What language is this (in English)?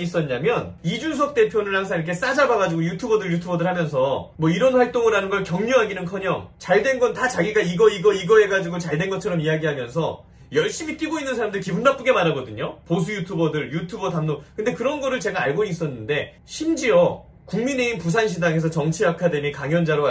Korean